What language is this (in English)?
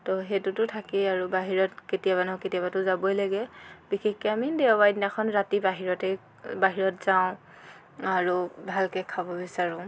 Assamese